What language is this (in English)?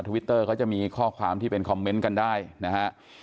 Thai